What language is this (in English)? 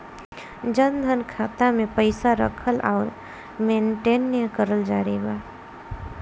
Bhojpuri